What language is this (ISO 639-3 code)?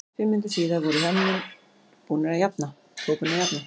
isl